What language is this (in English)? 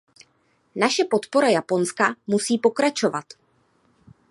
Czech